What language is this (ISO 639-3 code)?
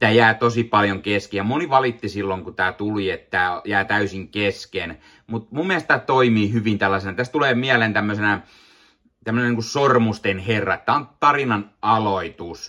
fin